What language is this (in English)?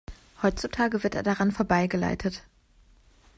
German